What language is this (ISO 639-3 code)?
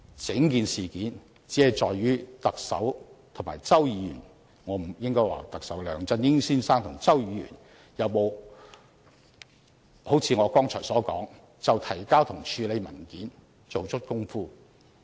yue